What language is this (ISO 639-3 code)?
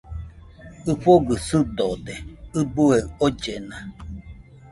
hux